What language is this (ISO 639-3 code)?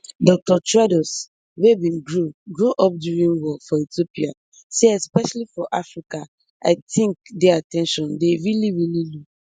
pcm